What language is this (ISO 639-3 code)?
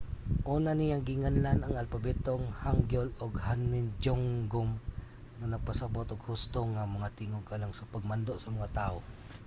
ceb